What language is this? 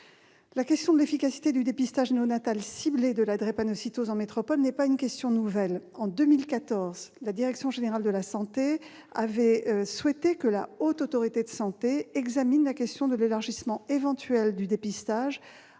French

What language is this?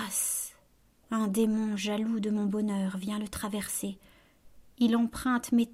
French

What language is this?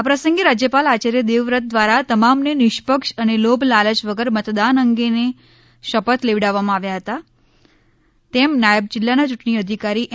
Gujarati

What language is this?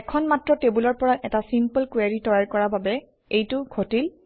Assamese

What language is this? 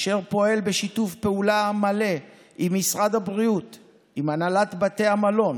Hebrew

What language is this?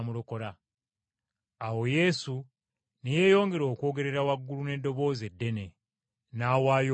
Ganda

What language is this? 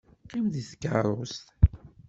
Kabyle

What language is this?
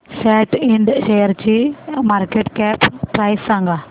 Marathi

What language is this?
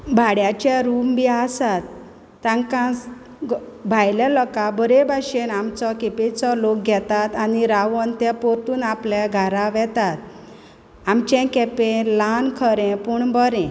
Konkani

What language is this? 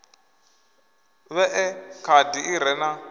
Venda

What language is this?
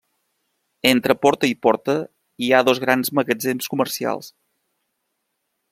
Catalan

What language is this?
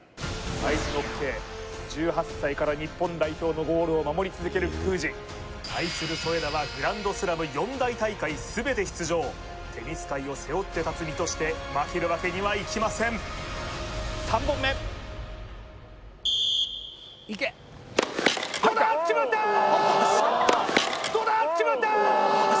Japanese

